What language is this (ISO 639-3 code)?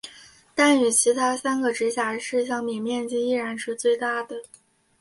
zho